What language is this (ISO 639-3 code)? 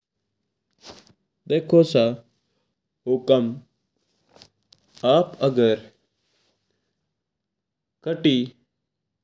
mtr